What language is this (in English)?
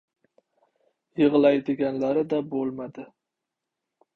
Uzbek